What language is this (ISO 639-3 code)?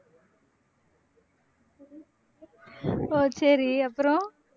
tam